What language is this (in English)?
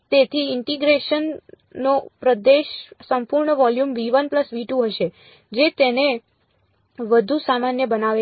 Gujarati